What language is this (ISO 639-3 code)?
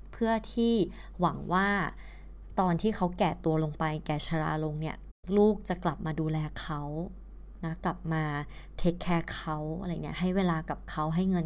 tha